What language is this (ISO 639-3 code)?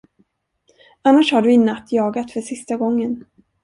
swe